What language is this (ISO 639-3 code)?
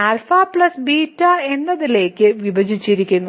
mal